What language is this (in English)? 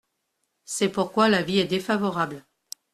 French